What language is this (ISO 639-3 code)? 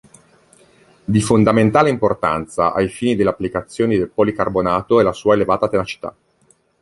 ita